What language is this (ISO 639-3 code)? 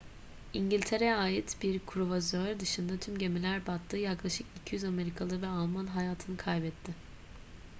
tur